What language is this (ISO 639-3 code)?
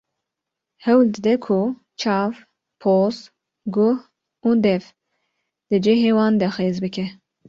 kur